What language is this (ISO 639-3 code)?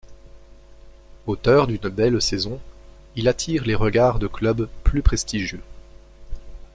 fra